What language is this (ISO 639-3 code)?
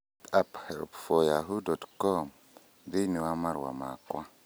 kik